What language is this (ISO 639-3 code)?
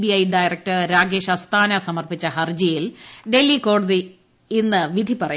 mal